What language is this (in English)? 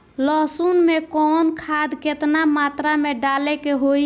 Bhojpuri